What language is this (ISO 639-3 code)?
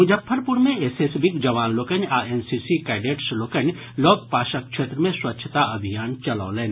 mai